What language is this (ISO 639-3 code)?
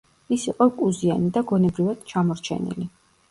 kat